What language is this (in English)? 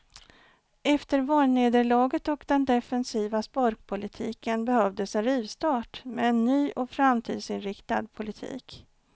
Swedish